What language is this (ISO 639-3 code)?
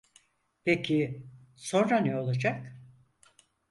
tur